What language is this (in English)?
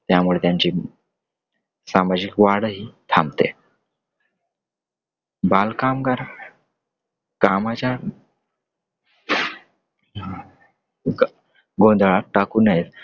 Marathi